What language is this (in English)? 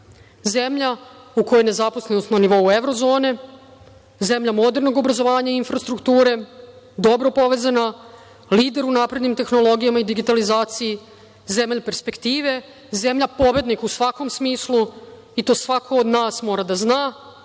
Serbian